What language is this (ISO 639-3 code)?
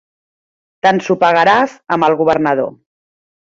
cat